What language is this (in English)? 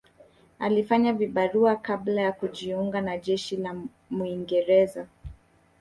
Swahili